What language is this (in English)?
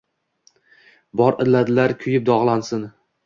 Uzbek